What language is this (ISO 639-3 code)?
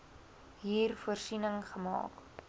afr